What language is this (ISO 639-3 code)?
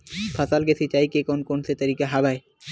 hne